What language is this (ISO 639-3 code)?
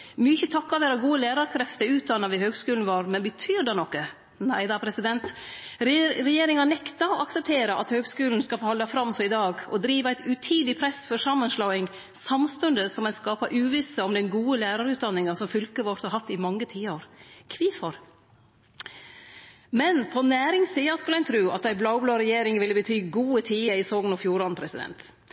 nno